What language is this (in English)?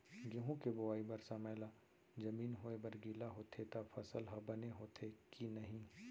Chhattisgarhi